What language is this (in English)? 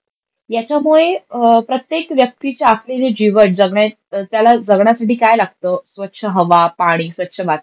Marathi